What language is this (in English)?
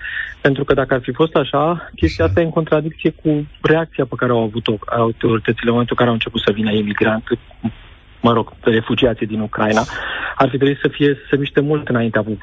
Romanian